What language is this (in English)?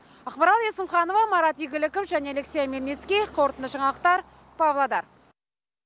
Kazakh